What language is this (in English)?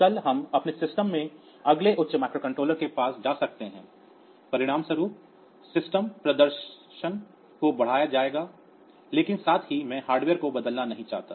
Hindi